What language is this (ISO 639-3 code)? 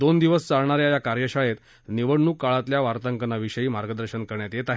mar